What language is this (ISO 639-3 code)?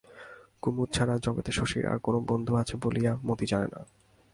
ben